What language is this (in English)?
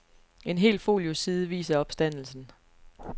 Danish